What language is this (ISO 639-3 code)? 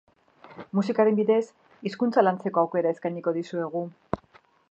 eus